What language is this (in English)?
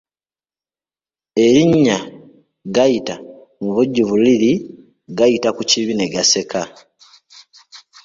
Ganda